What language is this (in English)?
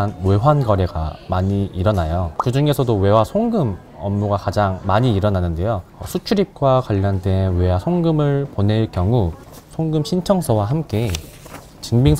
Korean